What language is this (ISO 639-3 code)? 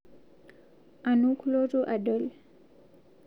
mas